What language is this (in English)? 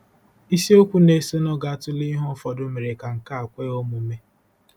Igbo